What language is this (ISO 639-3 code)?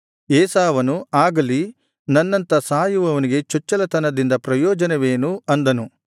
kan